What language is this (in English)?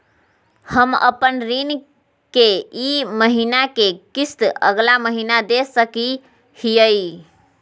Magahi